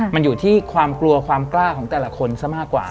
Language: Thai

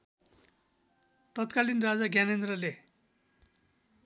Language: Nepali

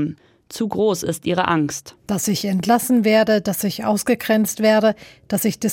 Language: German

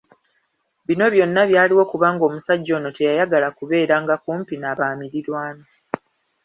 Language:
Ganda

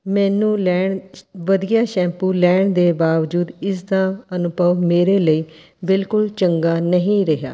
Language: Punjabi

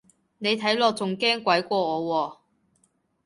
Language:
Cantonese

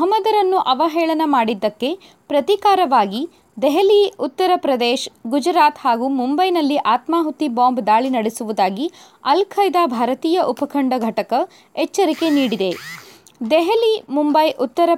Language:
Kannada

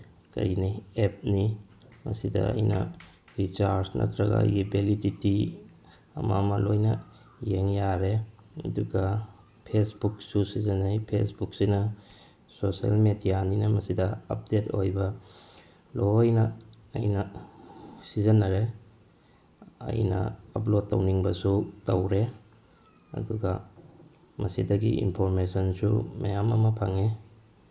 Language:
Manipuri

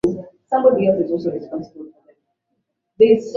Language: Swahili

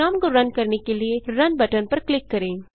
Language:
Hindi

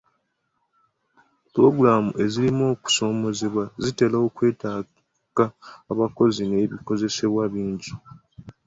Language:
Ganda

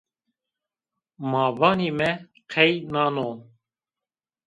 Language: Zaza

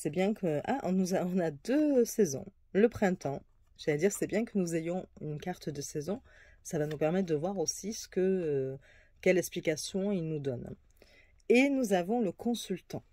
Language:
French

